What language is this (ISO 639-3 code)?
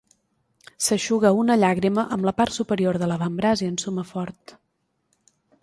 cat